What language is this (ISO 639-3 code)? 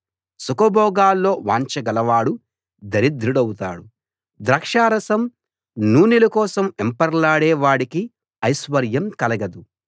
tel